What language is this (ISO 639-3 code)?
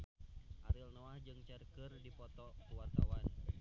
sun